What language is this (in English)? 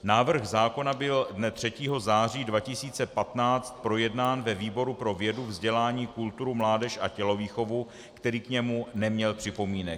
Czech